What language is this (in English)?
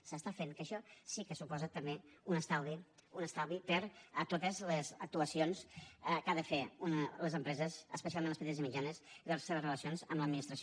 Catalan